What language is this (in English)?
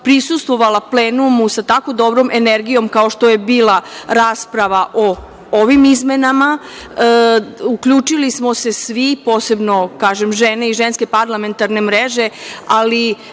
Serbian